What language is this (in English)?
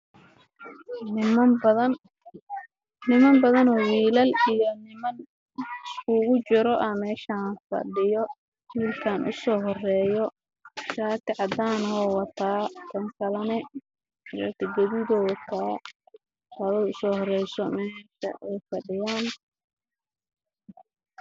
Somali